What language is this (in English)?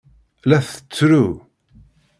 Kabyle